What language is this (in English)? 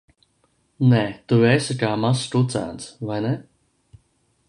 Latvian